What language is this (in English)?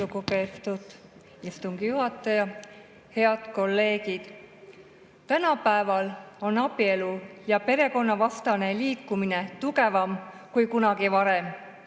Estonian